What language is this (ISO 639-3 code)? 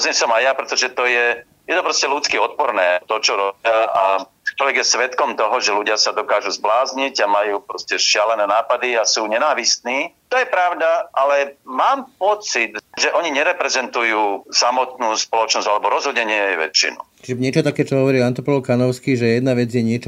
slk